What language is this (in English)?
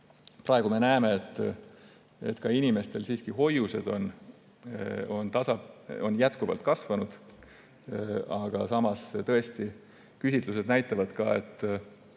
Estonian